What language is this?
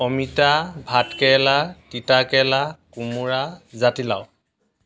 Assamese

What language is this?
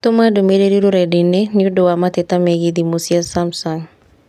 Kikuyu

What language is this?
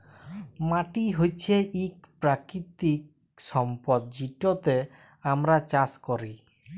Bangla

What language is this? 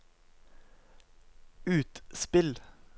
Norwegian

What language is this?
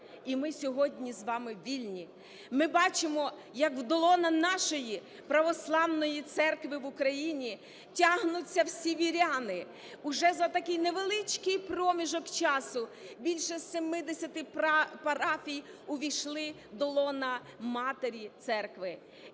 Ukrainian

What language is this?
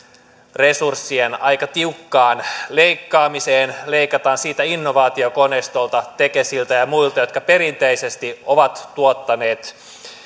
Finnish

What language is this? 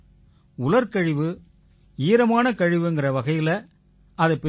Tamil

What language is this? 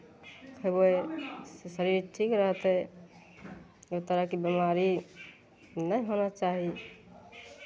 Maithili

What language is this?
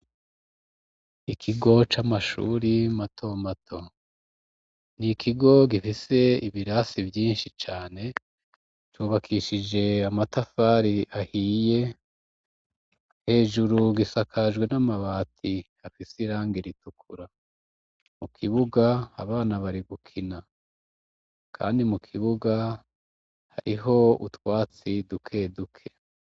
Rundi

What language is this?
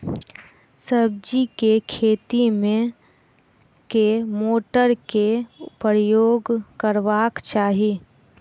Maithili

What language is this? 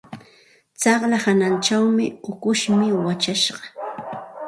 Santa Ana de Tusi Pasco Quechua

